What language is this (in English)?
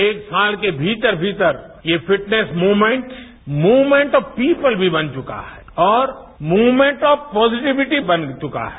Hindi